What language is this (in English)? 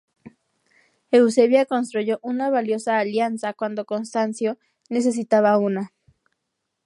Spanish